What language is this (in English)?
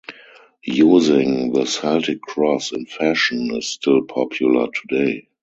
English